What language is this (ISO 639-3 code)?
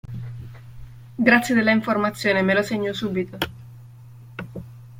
ita